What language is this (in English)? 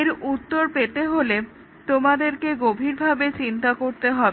Bangla